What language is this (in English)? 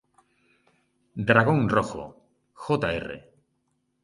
Spanish